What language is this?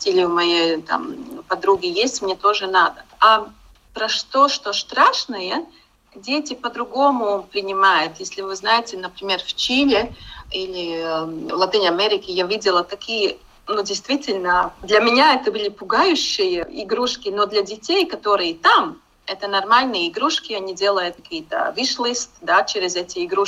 Russian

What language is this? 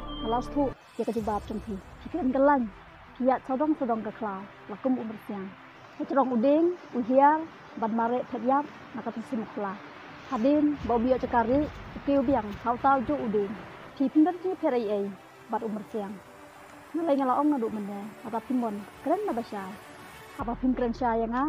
Indonesian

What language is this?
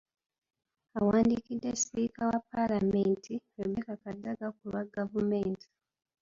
Ganda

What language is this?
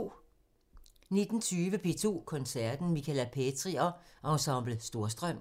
Danish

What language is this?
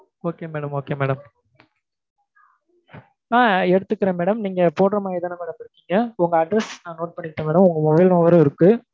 Tamil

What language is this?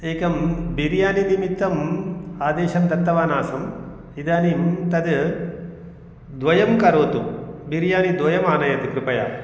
Sanskrit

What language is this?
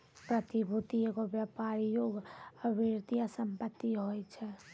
Maithili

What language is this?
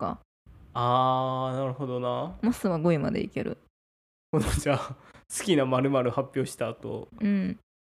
Japanese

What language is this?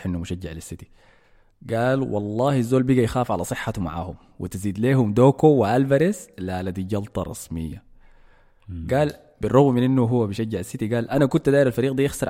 Arabic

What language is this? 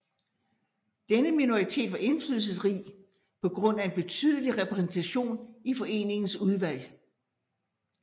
Danish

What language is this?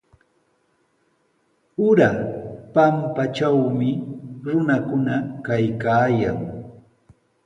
Sihuas Ancash Quechua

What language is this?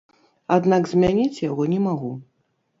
Belarusian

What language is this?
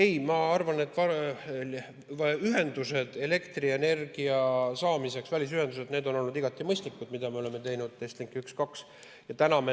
Estonian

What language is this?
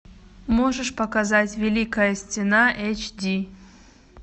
Russian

